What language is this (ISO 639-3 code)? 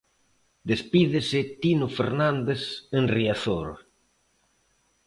glg